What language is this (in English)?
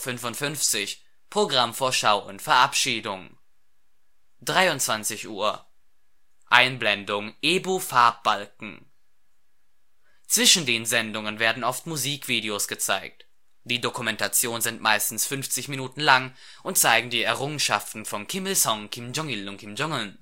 German